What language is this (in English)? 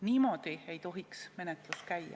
Estonian